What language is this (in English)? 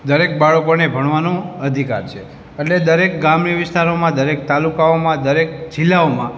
Gujarati